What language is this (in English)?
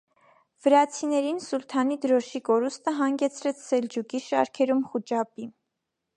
Armenian